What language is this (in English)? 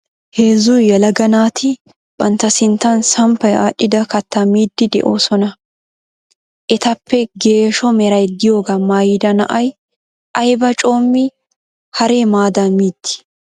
Wolaytta